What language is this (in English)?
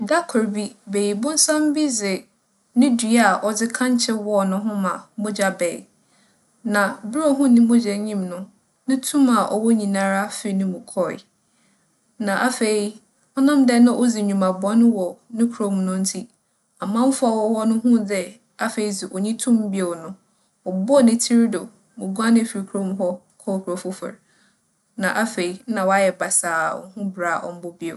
Akan